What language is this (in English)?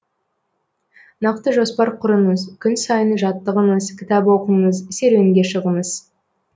Kazakh